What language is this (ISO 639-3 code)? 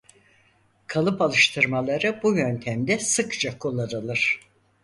tur